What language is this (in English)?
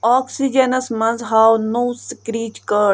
Kashmiri